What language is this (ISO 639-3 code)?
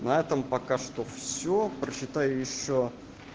rus